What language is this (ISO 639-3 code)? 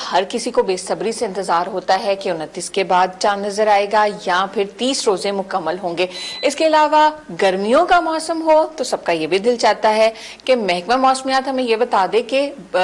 urd